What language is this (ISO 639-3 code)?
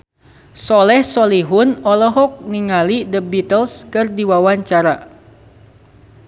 sun